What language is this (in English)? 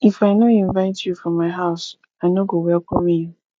Nigerian Pidgin